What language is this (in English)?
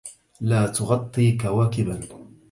Arabic